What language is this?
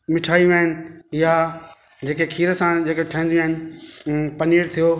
Sindhi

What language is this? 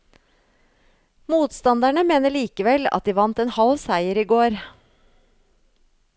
Norwegian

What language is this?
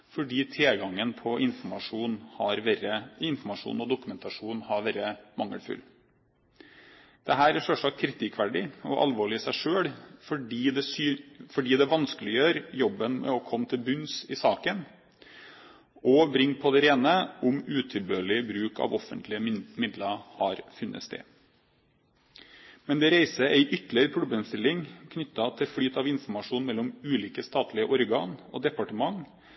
Norwegian Bokmål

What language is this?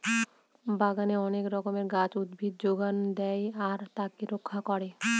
Bangla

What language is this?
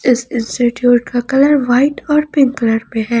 Hindi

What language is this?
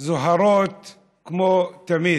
Hebrew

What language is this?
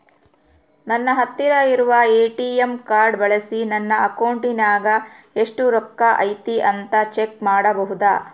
Kannada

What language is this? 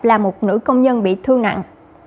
Vietnamese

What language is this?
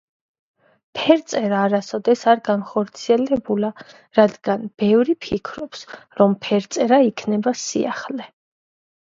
Georgian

